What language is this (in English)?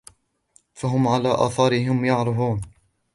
Arabic